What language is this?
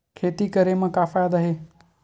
Chhattisgarhi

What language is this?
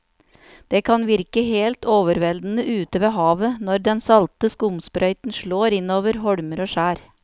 Norwegian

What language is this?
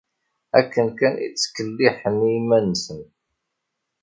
Kabyle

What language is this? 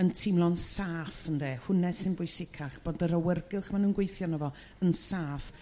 Welsh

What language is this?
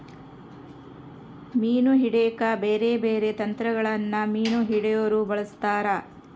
Kannada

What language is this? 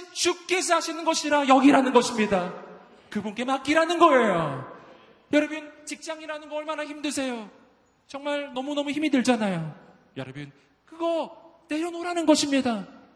Korean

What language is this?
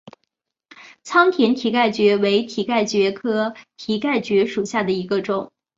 Chinese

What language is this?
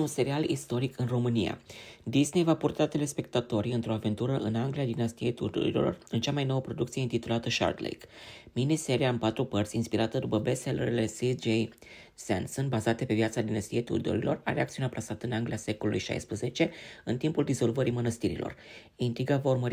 Romanian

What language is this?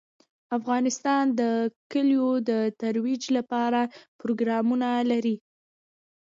Pashto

